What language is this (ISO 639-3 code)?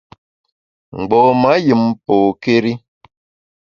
bax